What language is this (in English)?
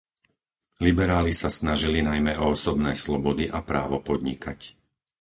Slovak